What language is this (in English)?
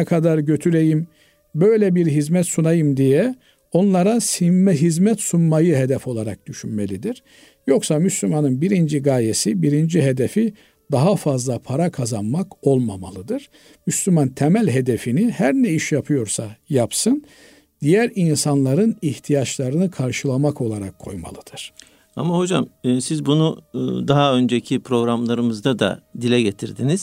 Turkish